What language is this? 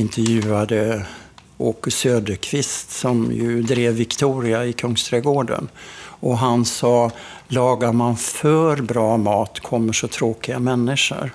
Swedish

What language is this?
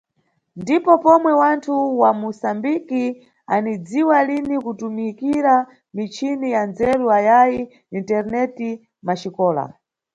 Nyungwe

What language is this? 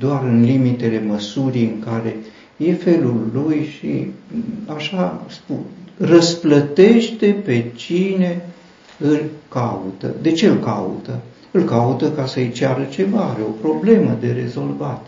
Romanian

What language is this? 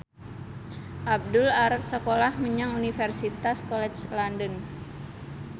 Javanese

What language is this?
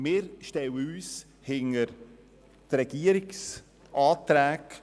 Swiss German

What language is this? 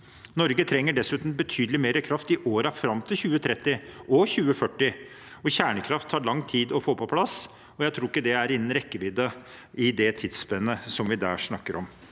Norwegian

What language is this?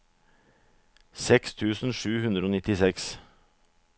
Norwegian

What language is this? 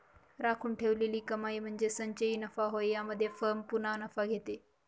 Marathi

